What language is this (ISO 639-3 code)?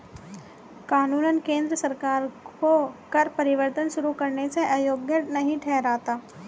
hin